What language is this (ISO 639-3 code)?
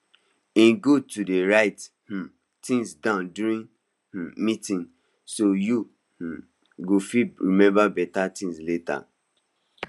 pcm